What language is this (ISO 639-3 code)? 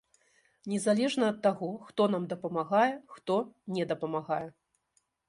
bel